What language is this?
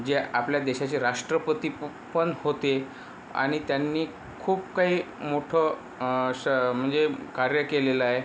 Marathi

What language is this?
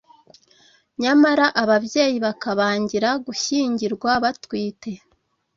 Kinyarwanda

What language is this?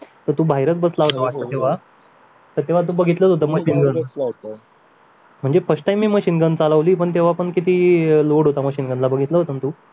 Marathi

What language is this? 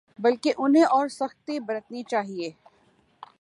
Urdu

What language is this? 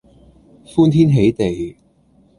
Cantonese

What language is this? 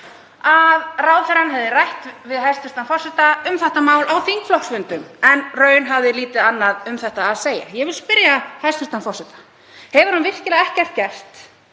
Icelandic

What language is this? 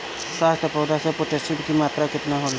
Bhojpuri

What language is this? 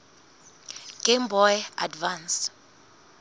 Southern Sotho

